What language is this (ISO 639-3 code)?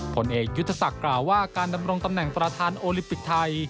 tha